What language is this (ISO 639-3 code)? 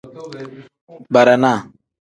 kdh